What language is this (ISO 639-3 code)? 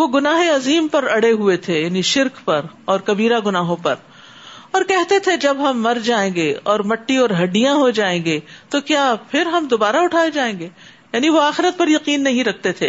urd